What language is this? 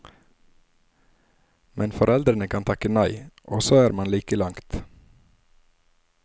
Norwegian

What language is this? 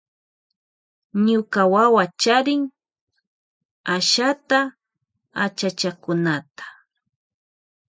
Loja Highland Quichua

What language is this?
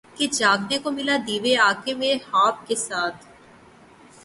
Urdu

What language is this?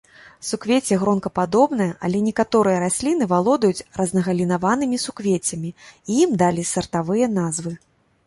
Belarusian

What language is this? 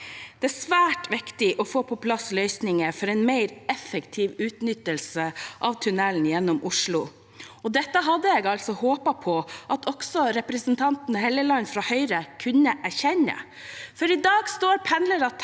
Norwegian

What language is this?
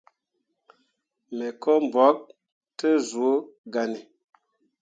Mundang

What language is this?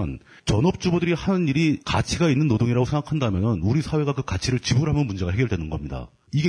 Korean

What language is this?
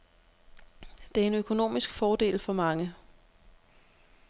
Danish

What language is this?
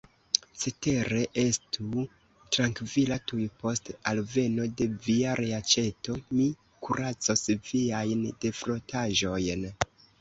Esperanto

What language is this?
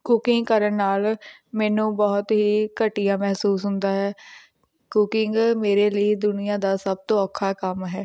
Punjabi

